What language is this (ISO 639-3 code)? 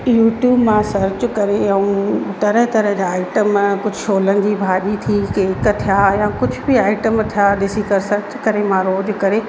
snd